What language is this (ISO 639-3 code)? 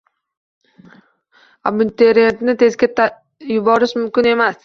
uzb